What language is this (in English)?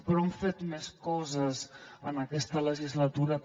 Catalan